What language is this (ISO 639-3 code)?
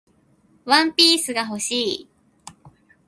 jpn